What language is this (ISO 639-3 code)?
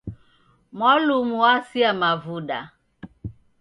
dav